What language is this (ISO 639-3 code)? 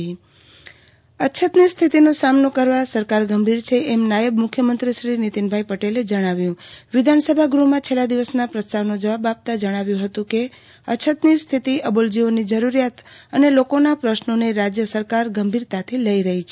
guj